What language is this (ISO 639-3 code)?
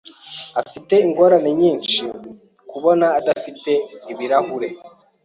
kin